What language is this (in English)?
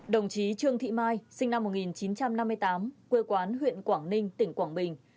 Vietnamese